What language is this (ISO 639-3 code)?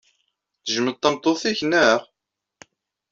kab